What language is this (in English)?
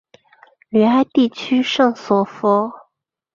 Chinese